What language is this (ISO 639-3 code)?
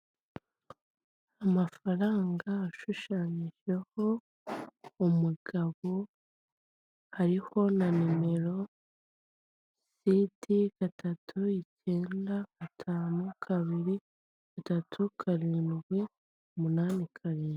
kin